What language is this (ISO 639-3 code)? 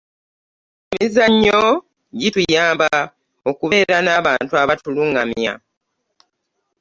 lug